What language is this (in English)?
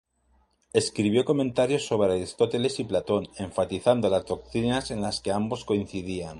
Spanish